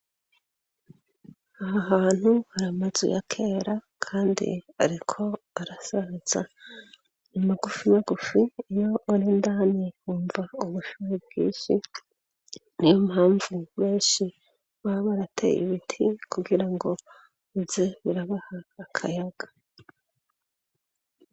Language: Rundi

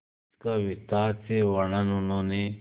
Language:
Hindi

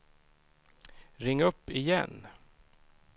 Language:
Swedish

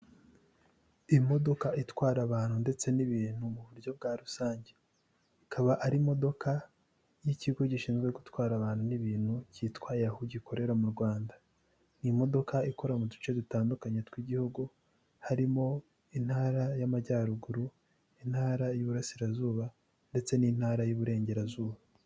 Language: Kinyarwanda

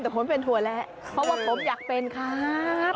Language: Thai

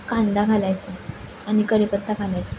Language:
Marathi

